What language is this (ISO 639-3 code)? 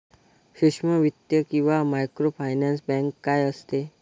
mar